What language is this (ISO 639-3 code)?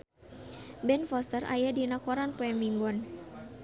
sun